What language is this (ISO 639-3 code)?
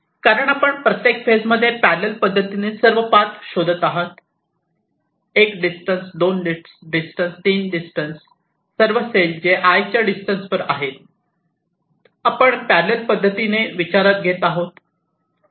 mar